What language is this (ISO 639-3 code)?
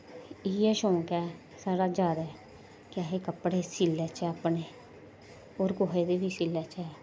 doi